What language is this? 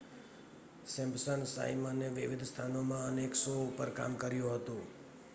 Gujarati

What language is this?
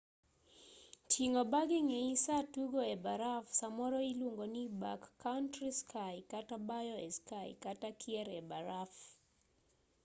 Luo (Kenya and Tanzania)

